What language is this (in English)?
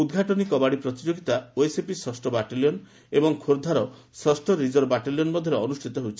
Odia